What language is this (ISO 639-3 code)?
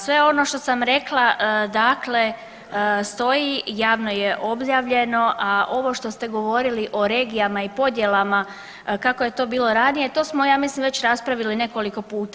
hrv